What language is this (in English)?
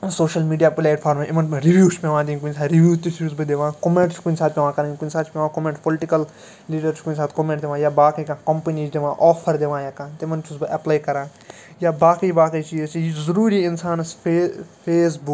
Kashmiri